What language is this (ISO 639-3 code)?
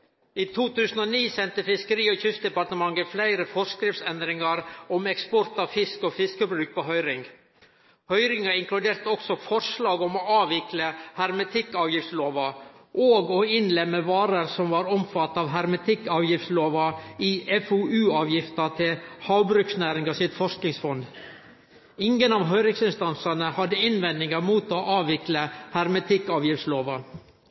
nno